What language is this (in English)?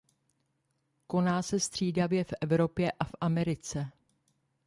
Czech